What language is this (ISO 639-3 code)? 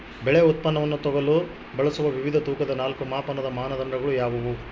kan